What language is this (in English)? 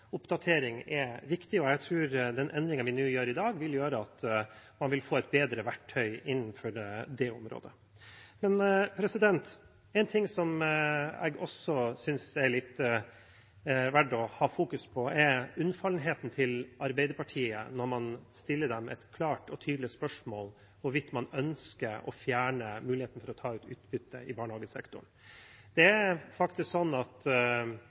Norwegian Bokmål